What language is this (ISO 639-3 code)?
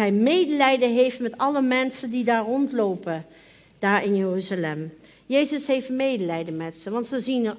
nld